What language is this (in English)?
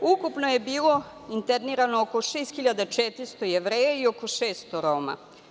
Serbian